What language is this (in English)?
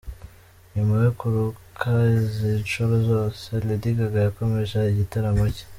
Kinyarwanda